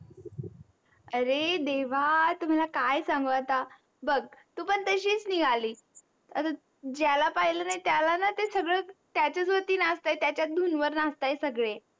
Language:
Marathi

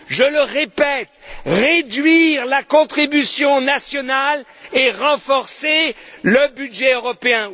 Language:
French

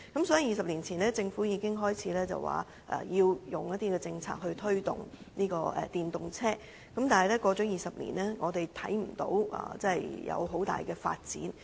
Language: Cantonese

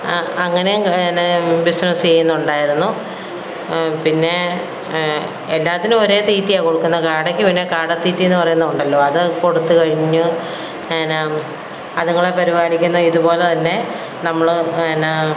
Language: Malayalam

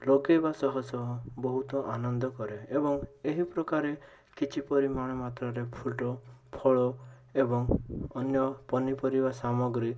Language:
Odia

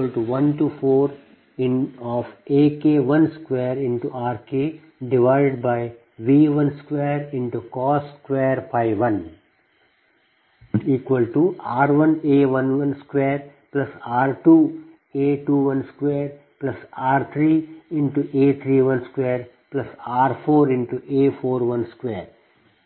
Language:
Kannada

